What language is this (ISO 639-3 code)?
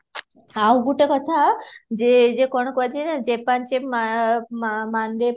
ori